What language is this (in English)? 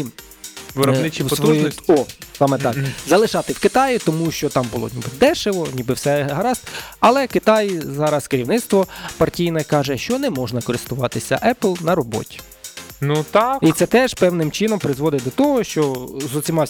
Ukrainian